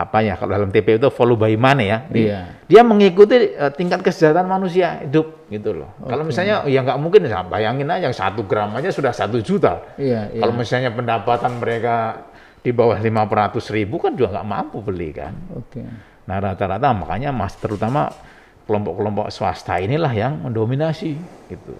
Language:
Indonesian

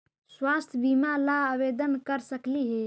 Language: Magahi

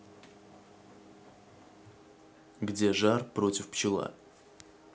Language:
Russian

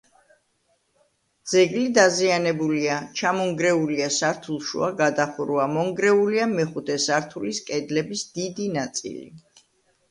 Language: Georgian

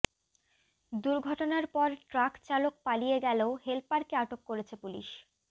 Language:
Bangla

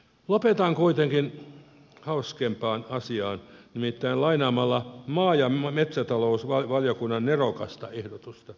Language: Finnish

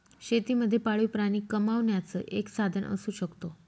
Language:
Marathi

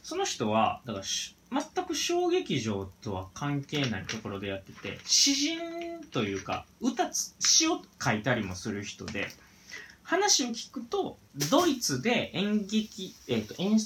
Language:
Japanese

